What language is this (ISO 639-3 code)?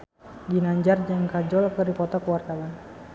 sun